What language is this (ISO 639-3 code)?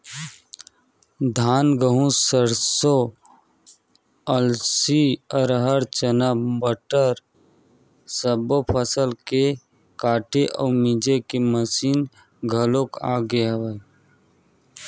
hne